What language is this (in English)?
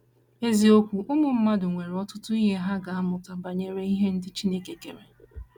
Igbo